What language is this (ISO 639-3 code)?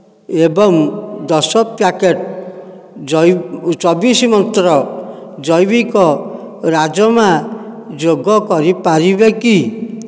ori